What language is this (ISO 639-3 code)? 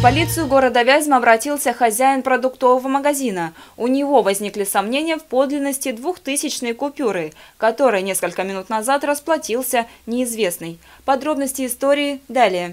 rus